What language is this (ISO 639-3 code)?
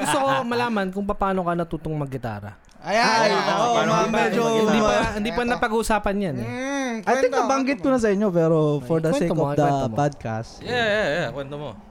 fil